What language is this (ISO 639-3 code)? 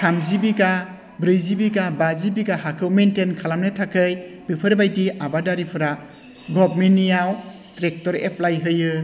brx